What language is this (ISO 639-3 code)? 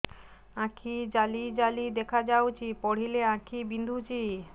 ori